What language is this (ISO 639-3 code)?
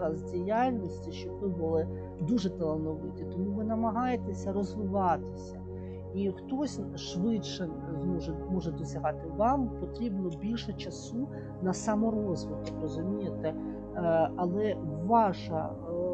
ukr